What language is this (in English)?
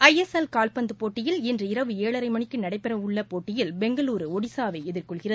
Tamil